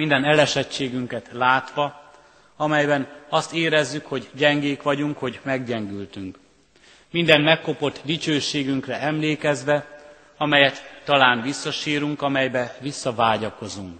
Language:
Hungarian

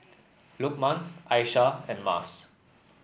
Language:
English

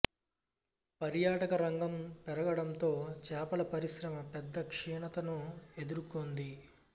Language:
Telugu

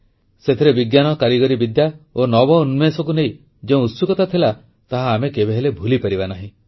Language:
Odia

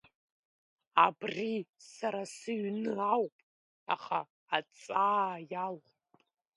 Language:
Abkhazian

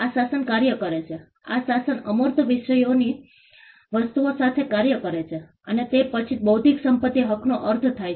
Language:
Gujarati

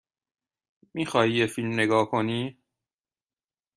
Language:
Persian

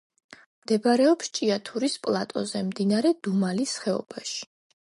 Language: Georgian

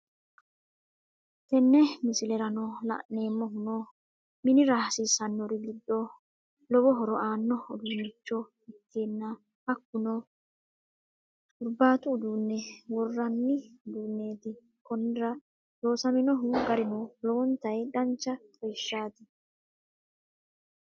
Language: Sidamo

